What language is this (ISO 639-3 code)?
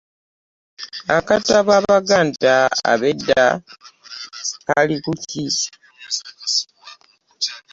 lug